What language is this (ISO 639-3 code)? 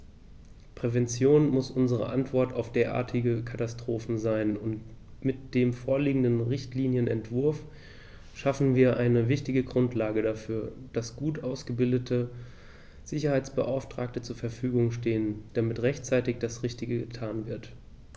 deu